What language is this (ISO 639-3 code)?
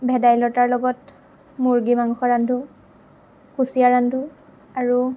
asm